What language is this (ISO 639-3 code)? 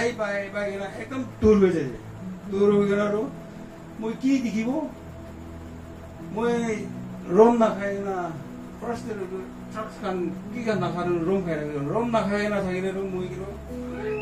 kor